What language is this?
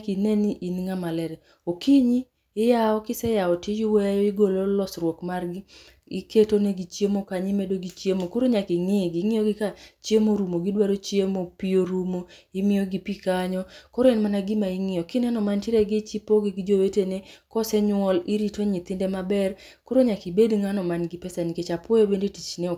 Luo (Kenya and Tanzania)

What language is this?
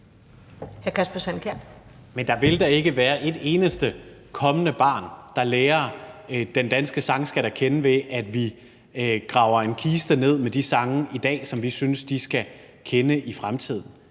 Danish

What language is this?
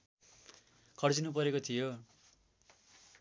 Nepali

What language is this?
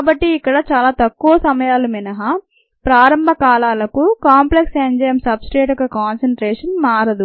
Telugu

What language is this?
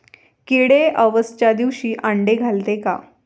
Marathi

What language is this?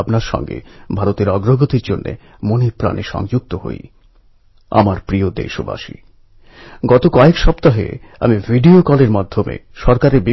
Bangla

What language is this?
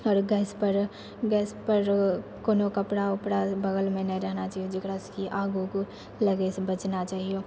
Maithili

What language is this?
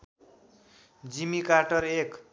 Nepali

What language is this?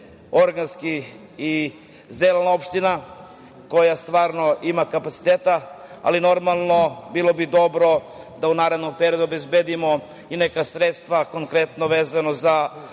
Serbian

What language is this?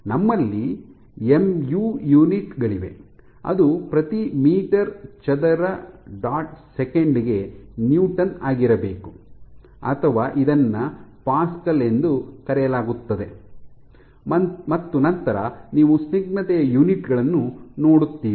Kannada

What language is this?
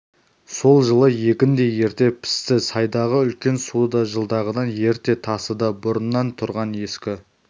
Kazakh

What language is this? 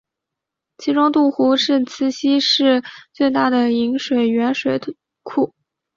Chinese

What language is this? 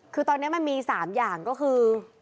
Thai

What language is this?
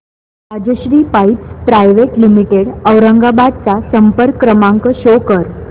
Marathi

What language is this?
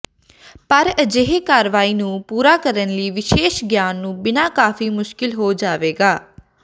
Punjabi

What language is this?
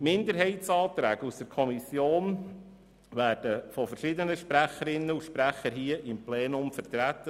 Swiss German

